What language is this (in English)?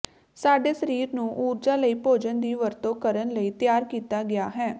Punjabi